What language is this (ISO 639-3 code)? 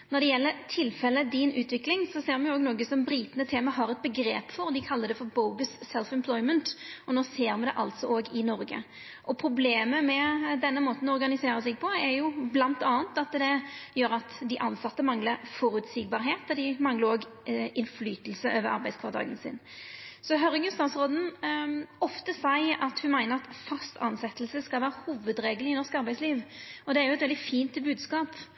nno